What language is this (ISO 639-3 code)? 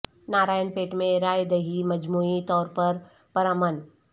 urd